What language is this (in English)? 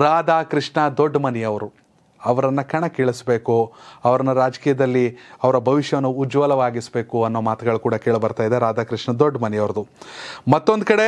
Kannada